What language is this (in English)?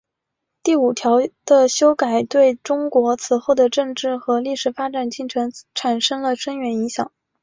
Chinese